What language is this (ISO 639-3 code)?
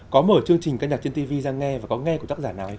vie